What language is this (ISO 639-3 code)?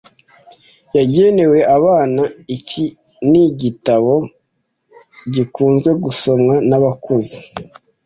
kin